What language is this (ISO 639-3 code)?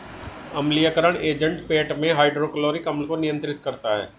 hin